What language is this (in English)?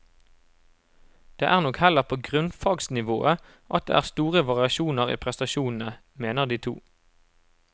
Norwegian